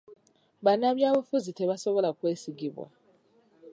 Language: Ganda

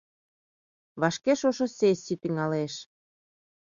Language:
Mari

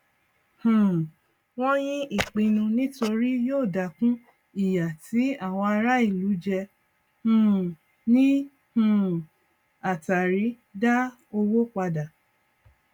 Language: Yoruba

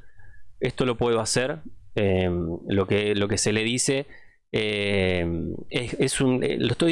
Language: Spanish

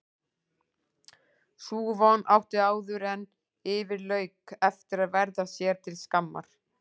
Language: Icelandic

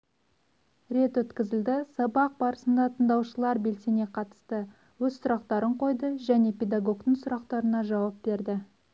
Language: Kazakh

